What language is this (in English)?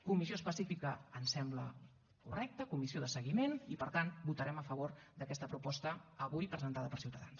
Catalan